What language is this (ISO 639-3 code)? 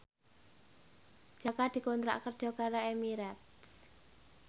jav